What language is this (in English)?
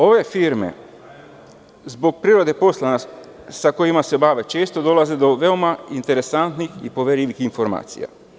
Serbian